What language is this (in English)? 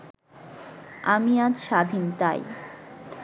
Bangla